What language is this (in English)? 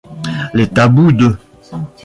French